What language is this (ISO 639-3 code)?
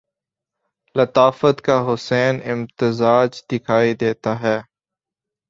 urd